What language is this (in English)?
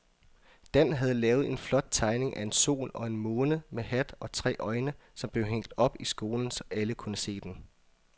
Danish